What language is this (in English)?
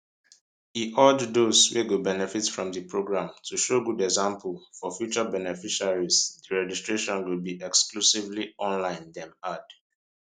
Nigerian Pidgin